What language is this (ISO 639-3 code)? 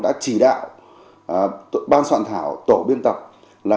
vie